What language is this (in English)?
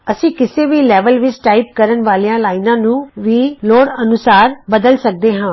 Punjabi